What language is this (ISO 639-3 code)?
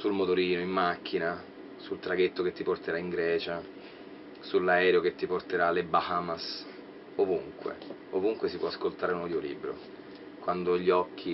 ita